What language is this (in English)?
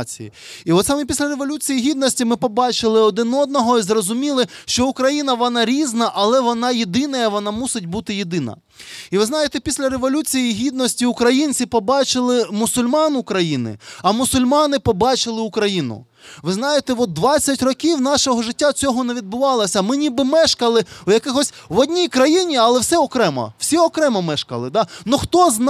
Ukrainian